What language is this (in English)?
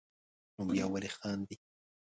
Pashto